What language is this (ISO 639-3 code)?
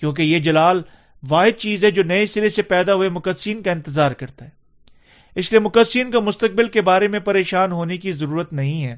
urd